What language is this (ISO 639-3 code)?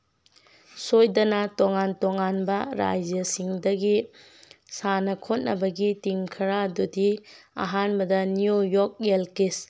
mni